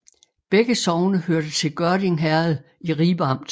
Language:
Danish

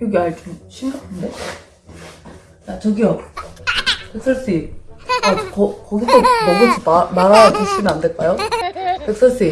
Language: Korean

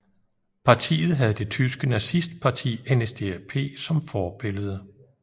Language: Danish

